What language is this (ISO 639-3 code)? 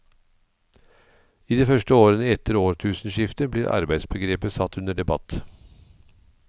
nor